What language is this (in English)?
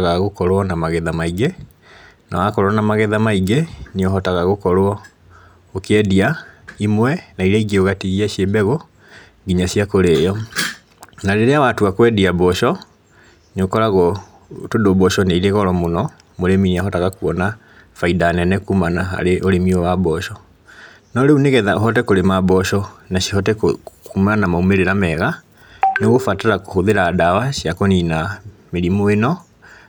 Kikuyu